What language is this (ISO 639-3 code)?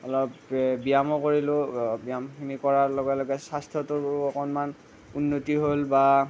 asm